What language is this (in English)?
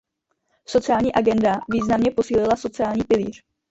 Czech